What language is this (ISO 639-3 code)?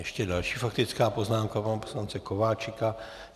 ces